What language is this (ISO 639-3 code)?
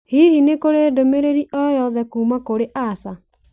kik